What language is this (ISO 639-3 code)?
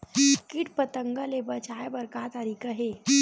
hne